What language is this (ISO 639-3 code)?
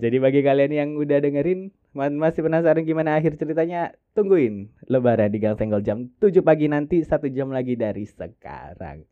ind